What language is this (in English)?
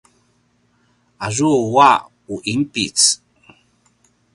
Paiwan